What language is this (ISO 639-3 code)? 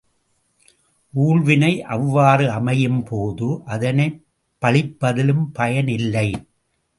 tam